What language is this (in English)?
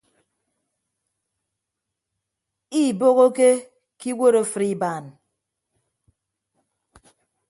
Ibibio